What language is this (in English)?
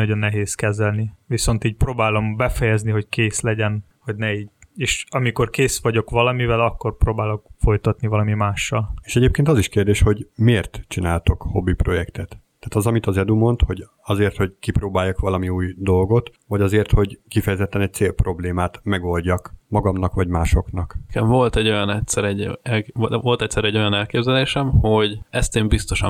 Hungarian